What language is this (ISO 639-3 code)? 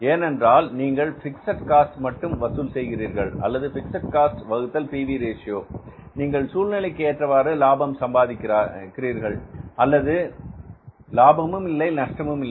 tam